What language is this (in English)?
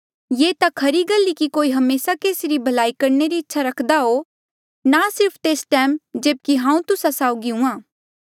Mandeali